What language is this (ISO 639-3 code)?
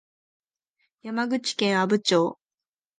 jpn